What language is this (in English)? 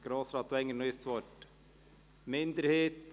Swiss German